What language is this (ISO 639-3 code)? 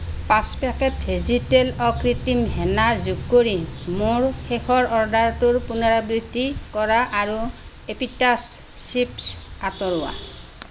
asm